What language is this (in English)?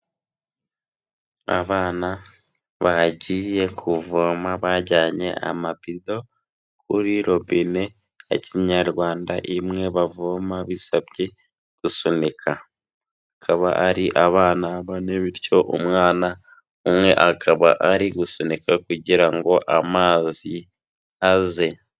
Kinyarwanda